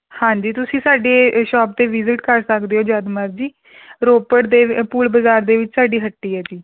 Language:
Punjabi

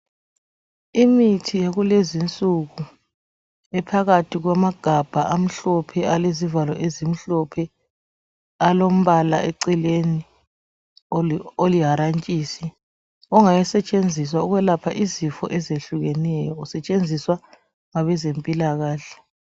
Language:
North Ndebele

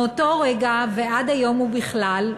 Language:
Hebrew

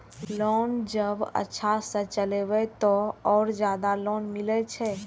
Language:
Maithili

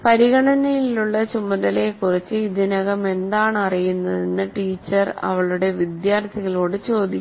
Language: Malayalam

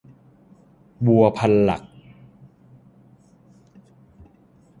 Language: Thai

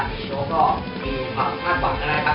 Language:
Thai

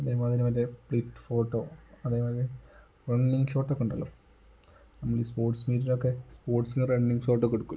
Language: Malayalam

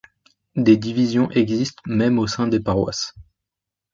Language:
French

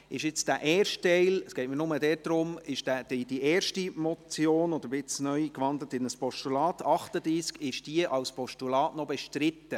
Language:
Swiss German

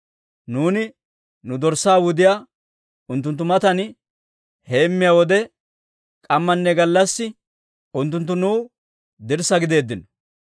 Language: Dawro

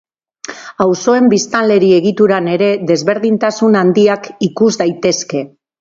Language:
Basque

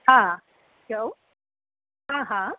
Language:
Sindhi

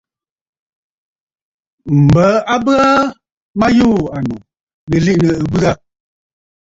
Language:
Bafut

